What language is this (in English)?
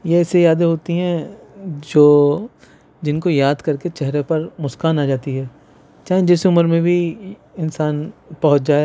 Urdu